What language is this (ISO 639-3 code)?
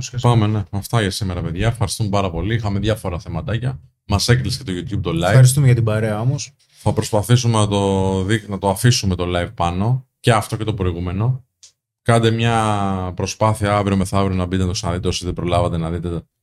ell